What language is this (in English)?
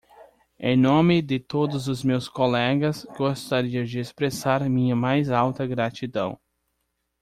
Portuguese